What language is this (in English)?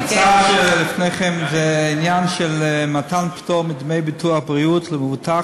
Hebrew